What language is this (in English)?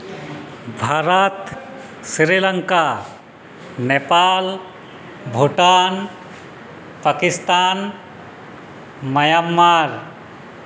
Santali